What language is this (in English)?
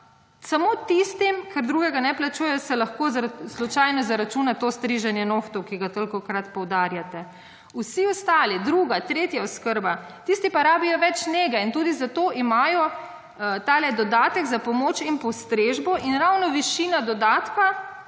Slovenian